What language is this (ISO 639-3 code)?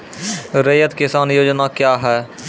mai